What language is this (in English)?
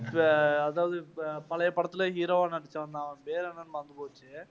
Tamil